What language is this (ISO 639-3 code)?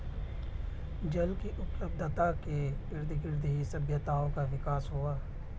hin